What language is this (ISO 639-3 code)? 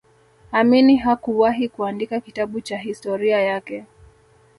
swa